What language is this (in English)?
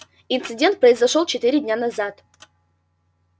Russian